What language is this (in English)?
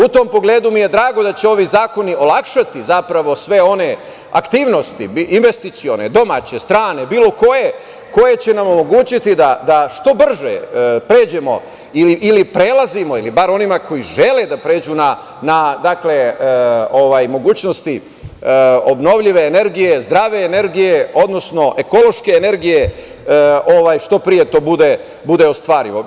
Serbian